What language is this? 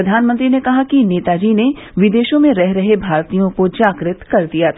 Hindi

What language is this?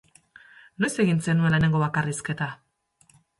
Basque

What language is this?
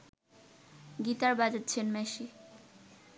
Bangla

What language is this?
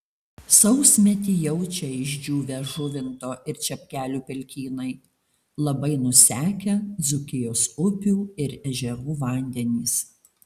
Lithuanian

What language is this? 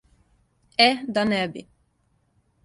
Serbian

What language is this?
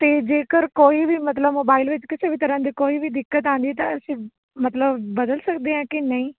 Punjabi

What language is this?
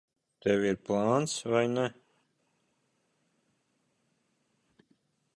Latvian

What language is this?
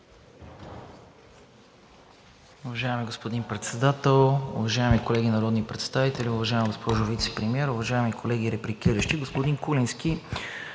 Bulgarian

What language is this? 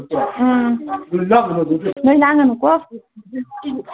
Manipuri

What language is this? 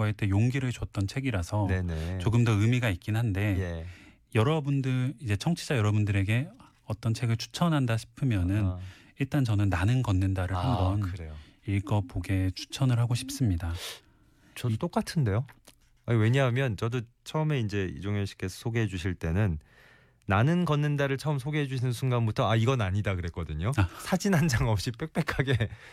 Korean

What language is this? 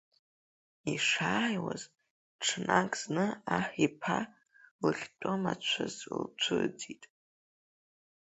Abkhazian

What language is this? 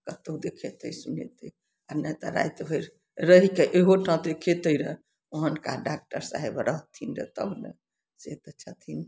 Maithili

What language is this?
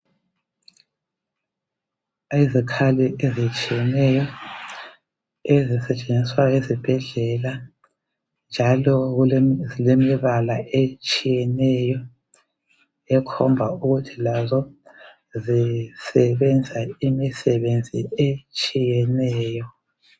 North Ndebele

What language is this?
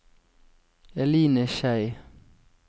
Norwegian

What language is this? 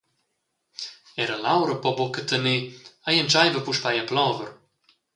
Romansh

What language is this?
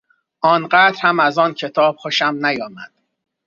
Persian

